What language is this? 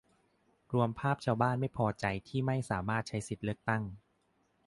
Thai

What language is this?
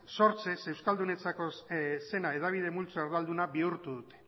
Basque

